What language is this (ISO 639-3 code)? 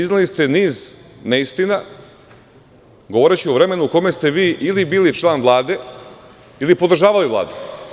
srp